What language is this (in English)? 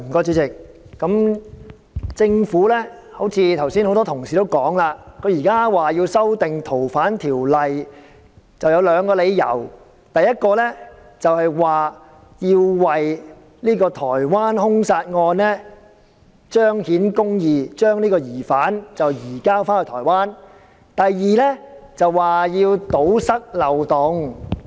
Cantonese